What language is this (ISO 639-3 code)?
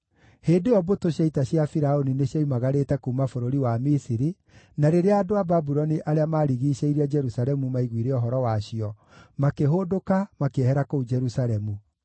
kik